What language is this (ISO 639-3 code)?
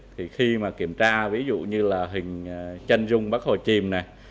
vie